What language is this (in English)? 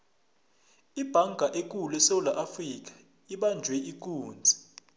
South Ndebele